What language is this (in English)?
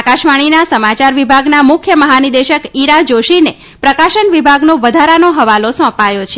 Gujarati